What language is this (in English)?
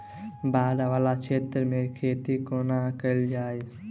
Maithili